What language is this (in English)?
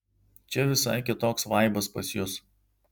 Lithuanian